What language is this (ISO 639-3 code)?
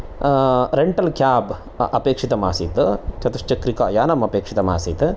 san